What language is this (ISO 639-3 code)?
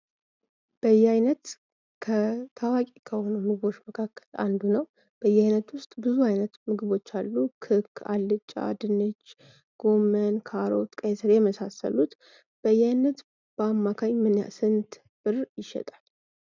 amh